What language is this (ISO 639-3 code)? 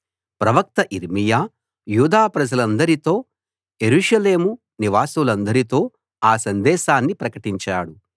tel